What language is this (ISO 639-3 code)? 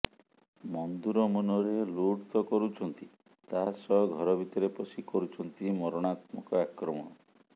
ori